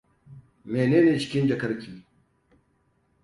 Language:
Hausa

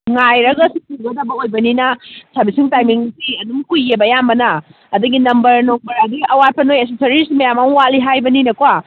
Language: Manipuri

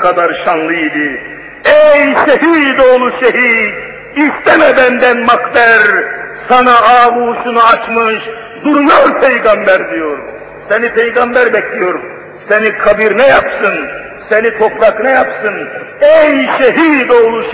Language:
Turkish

